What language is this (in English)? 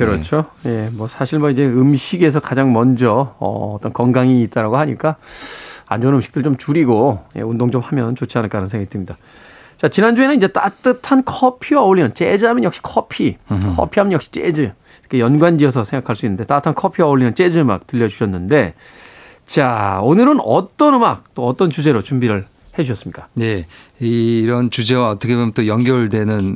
Korean